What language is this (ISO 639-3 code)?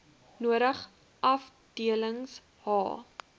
afr